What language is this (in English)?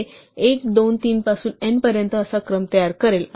Marathi